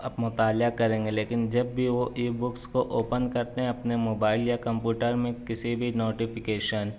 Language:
Urdu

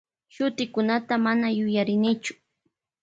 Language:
Loja Highland Quichua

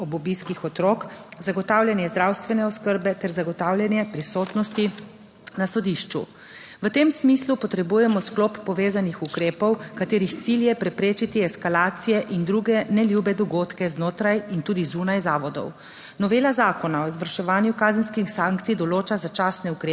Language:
Slovenian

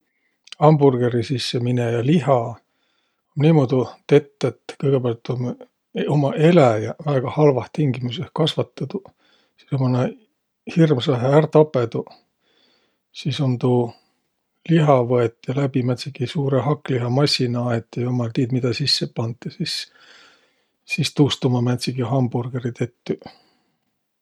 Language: Võro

